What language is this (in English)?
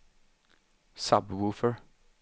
Swedish